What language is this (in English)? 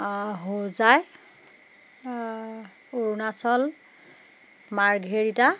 Assamese